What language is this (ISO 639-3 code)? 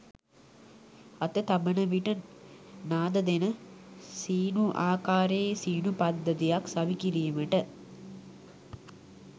sin